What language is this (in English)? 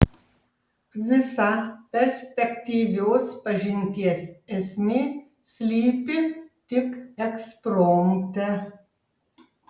Lithuanian